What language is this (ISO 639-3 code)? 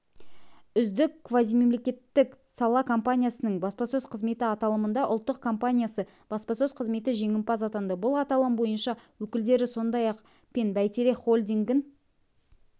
kaz